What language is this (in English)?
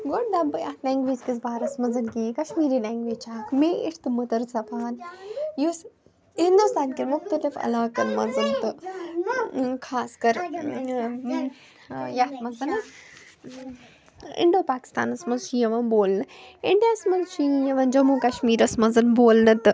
Kashmiri